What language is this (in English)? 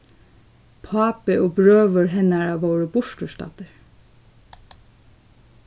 Faroese